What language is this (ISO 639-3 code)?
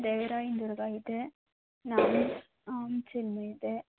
kan